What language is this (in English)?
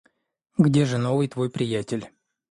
Russian